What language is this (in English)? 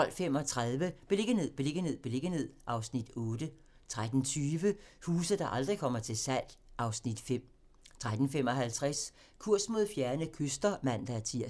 Danish